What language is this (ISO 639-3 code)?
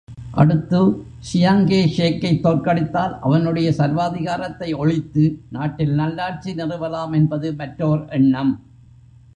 tam